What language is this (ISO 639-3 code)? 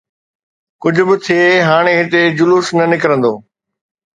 snd